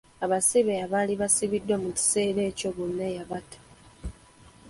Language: Ganda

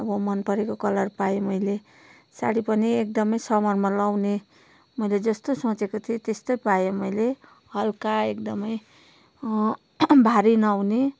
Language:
Nepali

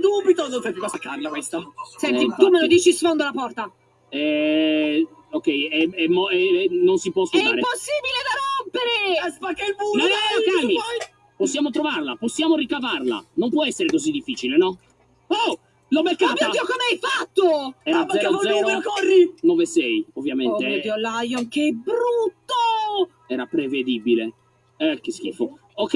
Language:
Italian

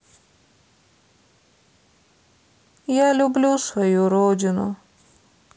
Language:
Russian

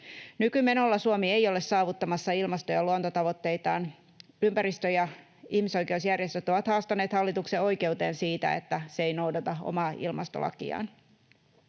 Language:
Finnish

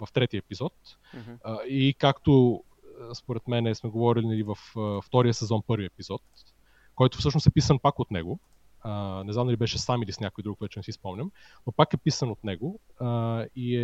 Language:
Bulgarian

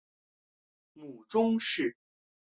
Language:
Chinese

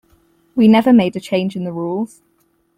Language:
English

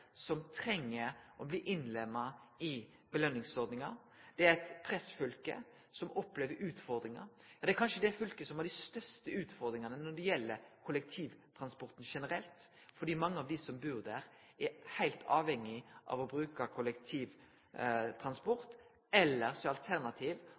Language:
Norwegian Nynorsk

